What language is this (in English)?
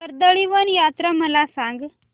Marathi